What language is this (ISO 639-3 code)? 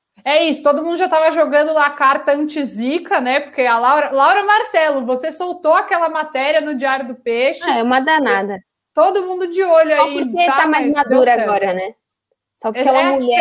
por